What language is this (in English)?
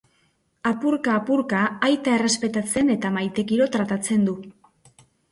Basque